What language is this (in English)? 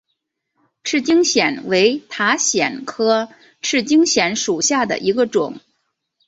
Chinese